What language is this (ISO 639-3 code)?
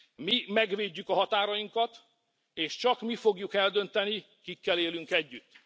hun